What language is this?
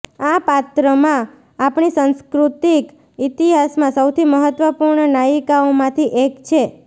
Gujarati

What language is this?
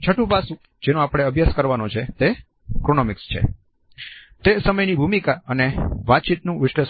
Gujarati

